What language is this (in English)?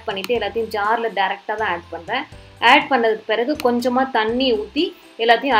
English